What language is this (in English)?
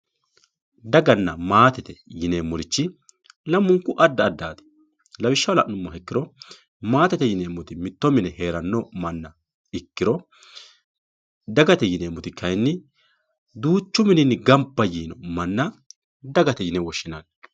Sidamo